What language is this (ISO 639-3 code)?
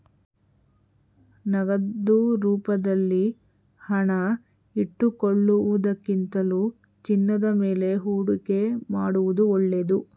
kan